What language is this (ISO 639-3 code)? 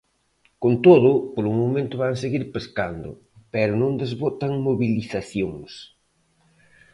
glg